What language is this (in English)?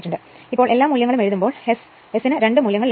Malayalam